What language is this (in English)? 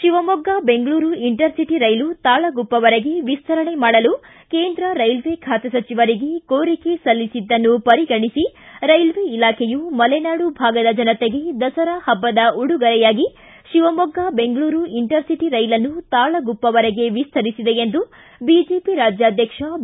Kannada